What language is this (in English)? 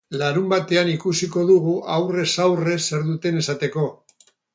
Basque